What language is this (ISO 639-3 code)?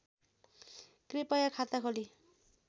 nep